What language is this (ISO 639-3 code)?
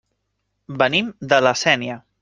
cat